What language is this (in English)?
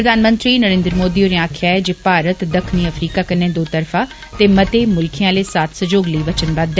Dogri